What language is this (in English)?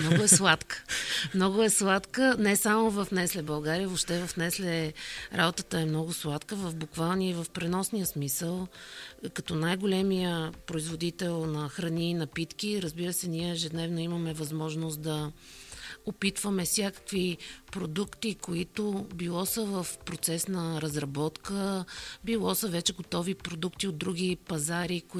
Bulgarian